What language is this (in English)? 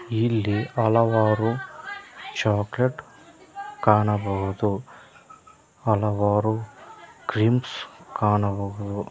Kannada